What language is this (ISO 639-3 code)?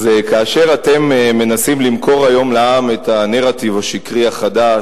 heb